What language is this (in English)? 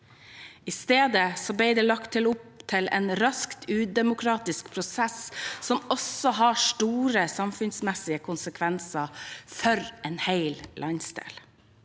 Norwegian